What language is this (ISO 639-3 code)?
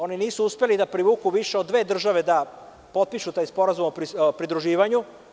srp